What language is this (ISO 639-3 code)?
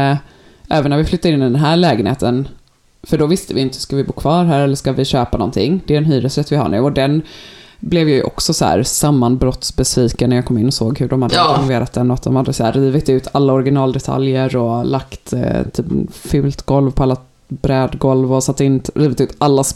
swe